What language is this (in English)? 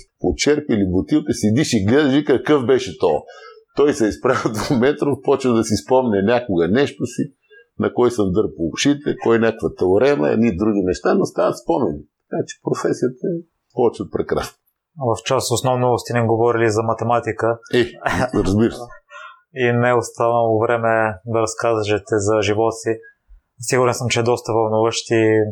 Bulgarian